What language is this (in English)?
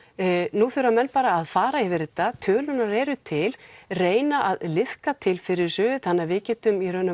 Icelandic